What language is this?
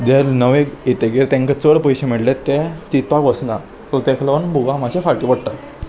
Konkani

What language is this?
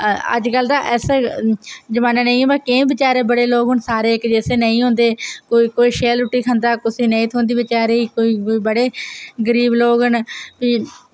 Dogri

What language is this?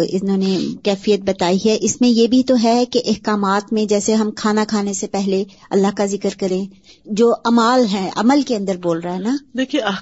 Urdu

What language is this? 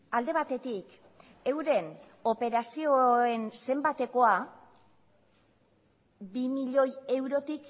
Basque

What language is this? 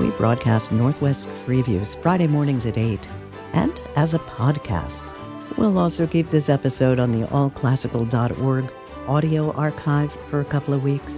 English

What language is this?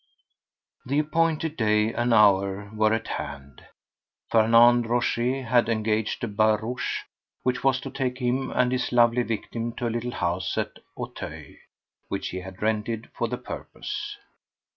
English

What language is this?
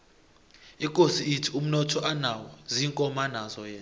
South Ndebele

